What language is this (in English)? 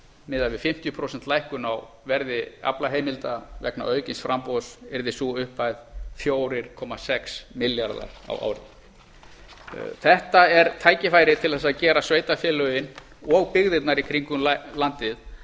Icelandic